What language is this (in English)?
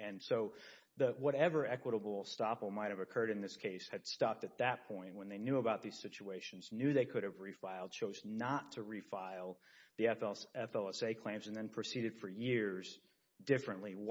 English